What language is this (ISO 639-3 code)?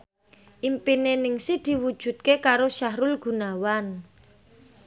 jav